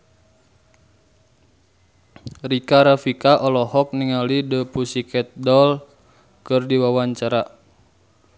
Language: Sundanese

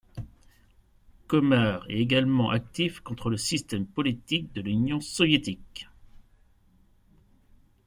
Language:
French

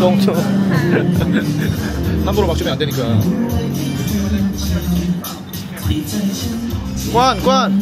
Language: Korean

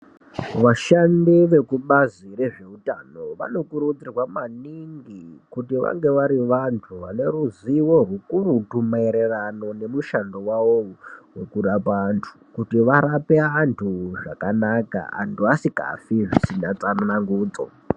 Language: Ndau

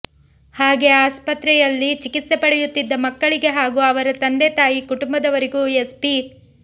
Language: Kannada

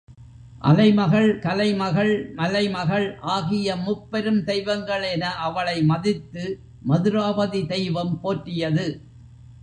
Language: Tamil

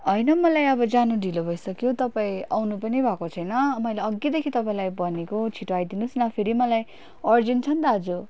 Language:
Nepali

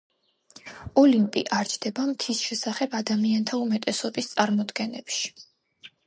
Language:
Georgian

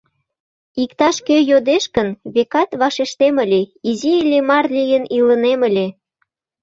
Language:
Mari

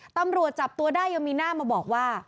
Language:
Thai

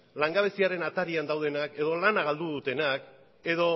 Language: Basque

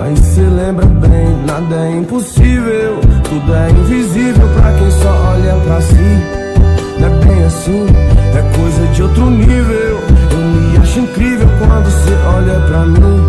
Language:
Romanian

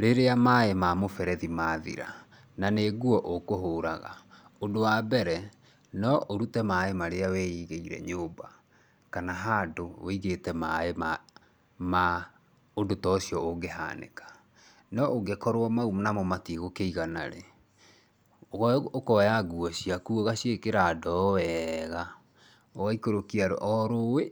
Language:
Kikuyu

